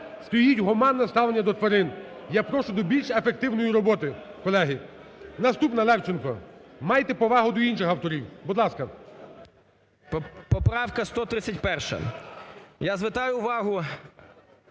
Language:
Ukrainian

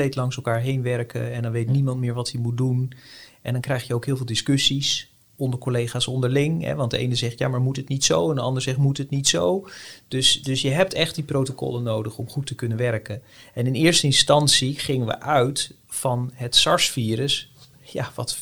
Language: Dutch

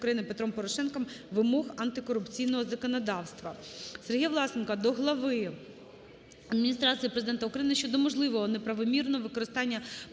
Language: Ukrainian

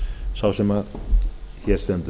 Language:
Icelandic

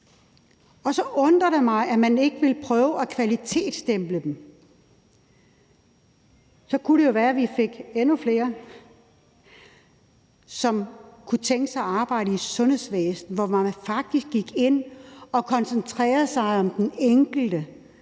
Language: Danish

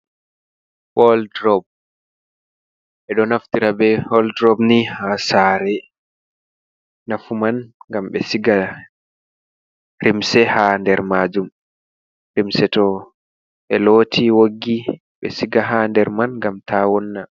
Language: Fula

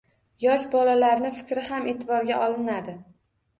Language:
Uzbek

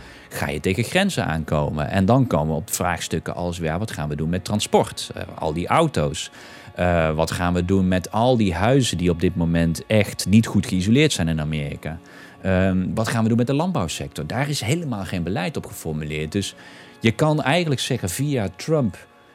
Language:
Dutch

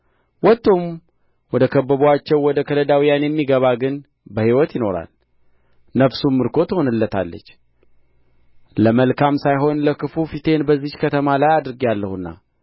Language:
Amharic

